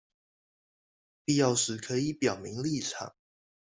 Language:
Chinese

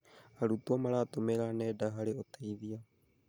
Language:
Kikuyu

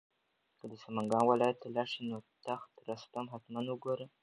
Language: Pashto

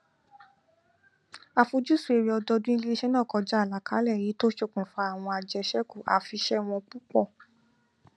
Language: Yoruba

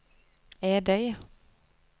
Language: Norwegian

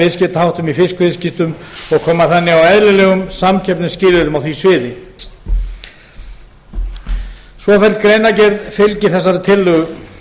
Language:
Icelandic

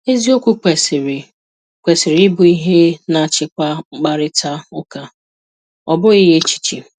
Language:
Igbo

